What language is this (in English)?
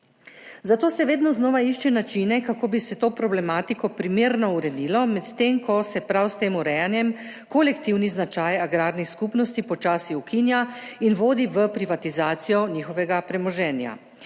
Slovenian